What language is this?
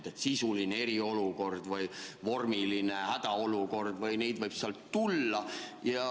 Estonian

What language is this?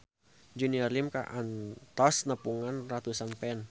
Sundanese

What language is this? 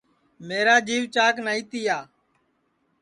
Sansi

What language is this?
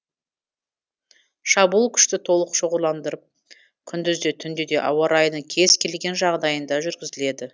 Kazakh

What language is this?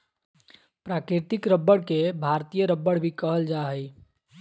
Magahi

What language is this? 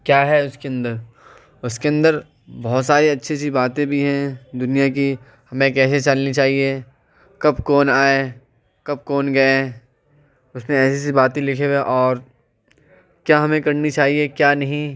Urdu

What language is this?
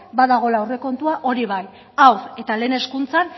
Basque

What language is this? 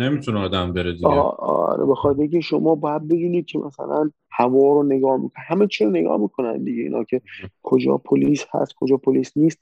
Persian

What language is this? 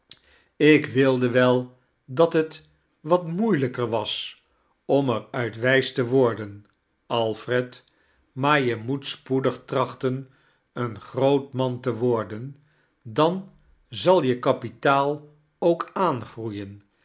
Dutch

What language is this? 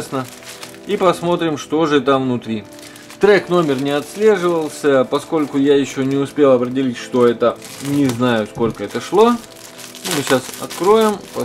Russian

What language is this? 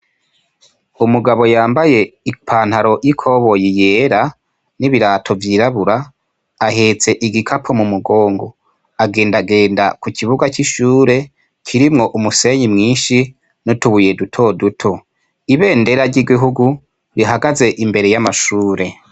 Rundi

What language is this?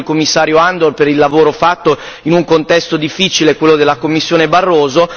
Italian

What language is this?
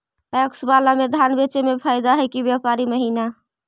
Magahi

